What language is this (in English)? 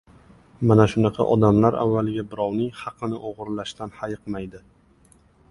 Uzbek